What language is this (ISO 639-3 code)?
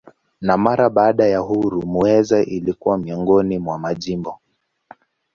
swa